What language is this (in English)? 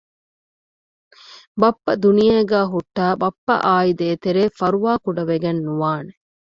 Divehi